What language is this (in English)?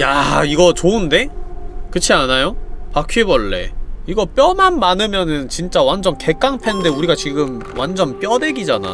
Korean